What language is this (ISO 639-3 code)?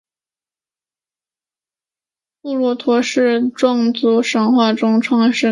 zho